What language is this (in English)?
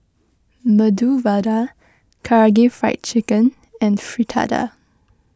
English